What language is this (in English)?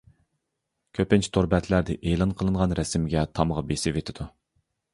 Uyghur